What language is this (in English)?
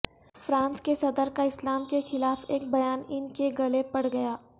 Urdu